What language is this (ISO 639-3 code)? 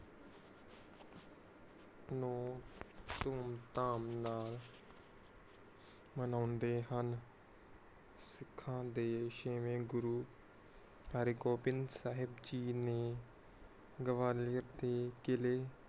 pan